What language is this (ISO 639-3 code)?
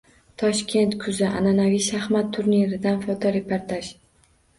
uzb